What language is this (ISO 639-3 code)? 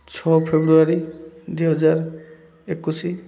ori